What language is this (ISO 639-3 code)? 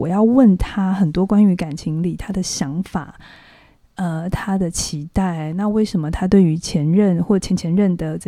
zho